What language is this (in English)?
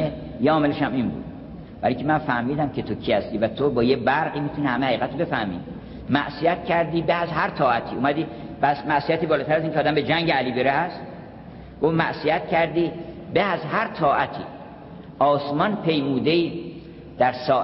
Persian